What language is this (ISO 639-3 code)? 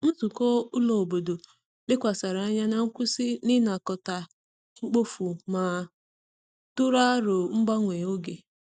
ibo